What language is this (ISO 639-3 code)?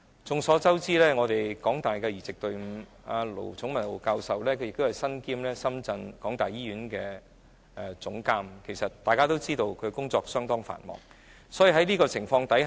yue